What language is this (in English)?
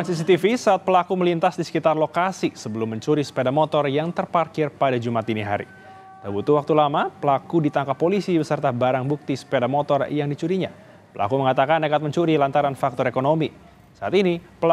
Indonesian